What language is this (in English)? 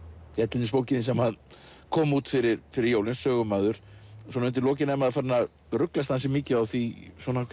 Icelandic